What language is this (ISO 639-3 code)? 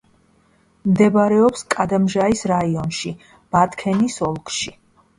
kat